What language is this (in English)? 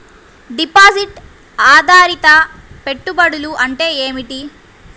Telugu